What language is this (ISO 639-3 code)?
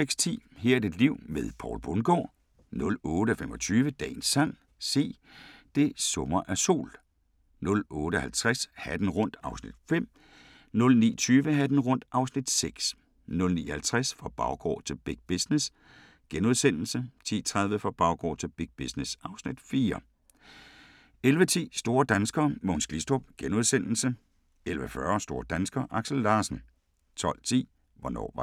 dan